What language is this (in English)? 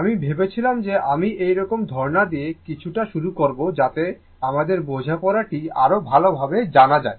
Bangla